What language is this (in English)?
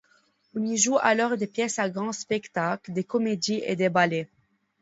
French